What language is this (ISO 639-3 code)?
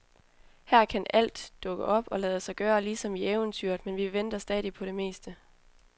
dan